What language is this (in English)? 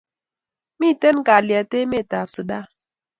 Kalenjin